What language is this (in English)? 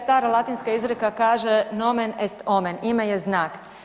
Croatian